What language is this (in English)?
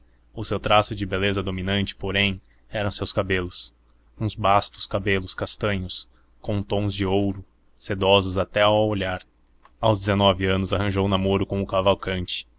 Portuguese